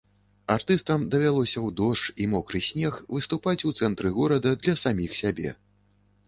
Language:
Belarusian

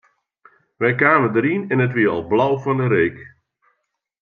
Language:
Western Frisian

